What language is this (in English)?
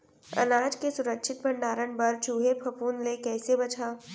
Chhattisgarhi